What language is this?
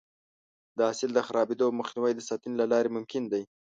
Pashto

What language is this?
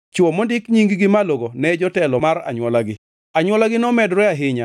Luo (Kenya and Tanzania)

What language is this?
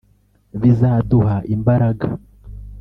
Kinyarwanda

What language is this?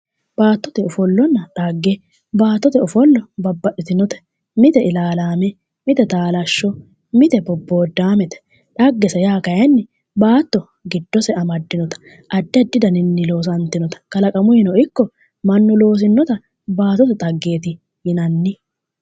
Sidamo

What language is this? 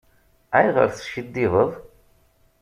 Kabyle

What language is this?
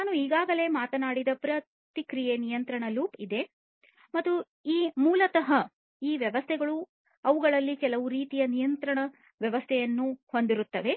Kannada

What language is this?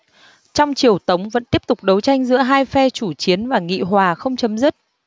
Vietnamese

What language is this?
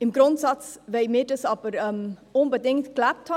Swiss German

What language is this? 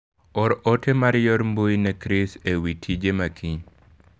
Luo (Kenya and Tanzania)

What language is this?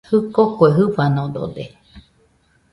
Nüpode Huitoto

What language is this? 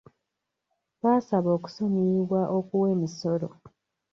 Ganda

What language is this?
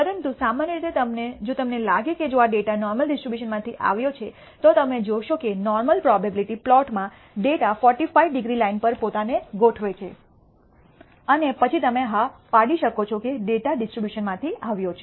Gujarati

